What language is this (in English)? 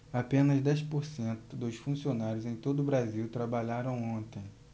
Portuguese